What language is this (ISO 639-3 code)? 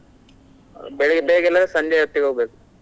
kan